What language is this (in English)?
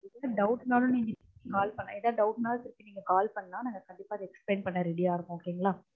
Tamil